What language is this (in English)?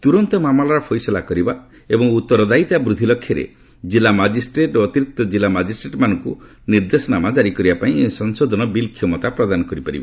Odia